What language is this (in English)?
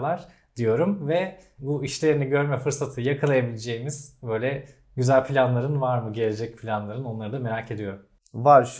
Turkish